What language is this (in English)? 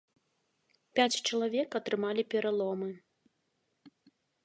Belarusian